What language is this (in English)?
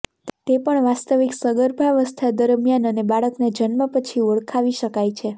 Gujarati